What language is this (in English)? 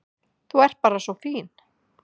Icelandic